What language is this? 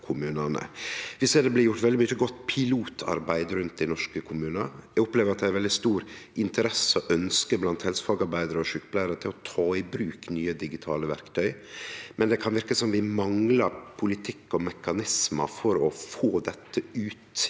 Norwegian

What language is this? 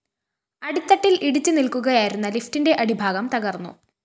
Malayalam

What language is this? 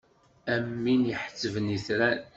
Kabyle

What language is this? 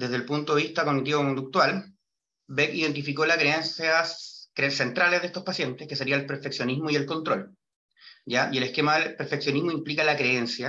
Spanish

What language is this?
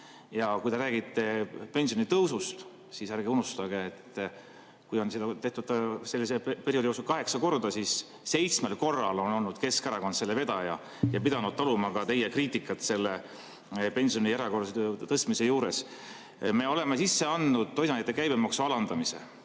Estonian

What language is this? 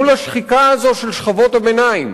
Hebrew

